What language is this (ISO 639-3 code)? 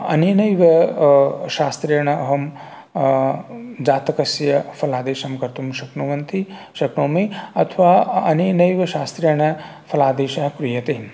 san